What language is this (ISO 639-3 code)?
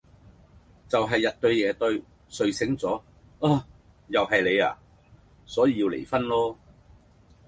yue